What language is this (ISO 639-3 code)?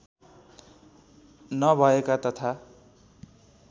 nep